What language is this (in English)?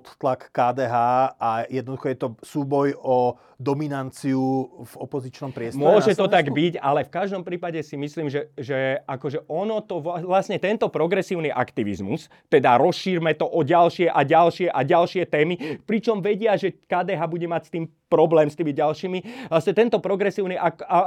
Slovak